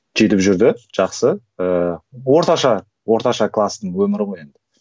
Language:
Kazakh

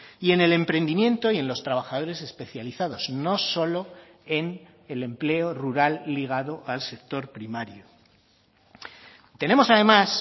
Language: Spanish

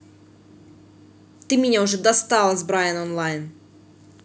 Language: Russian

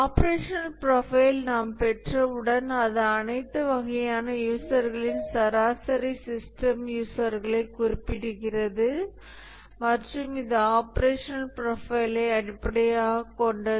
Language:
Tamil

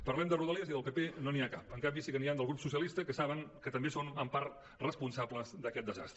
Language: Catalan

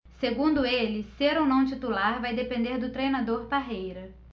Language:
Portuguese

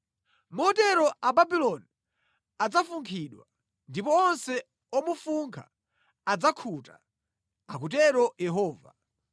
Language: Nyanja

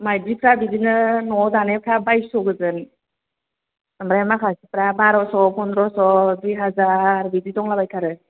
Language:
Bodo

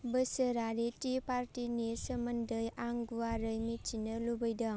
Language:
Bodo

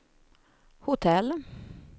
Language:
Swedish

